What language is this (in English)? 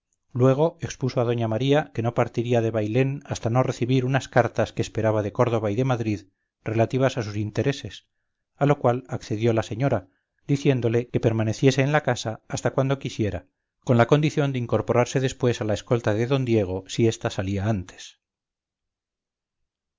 Spanish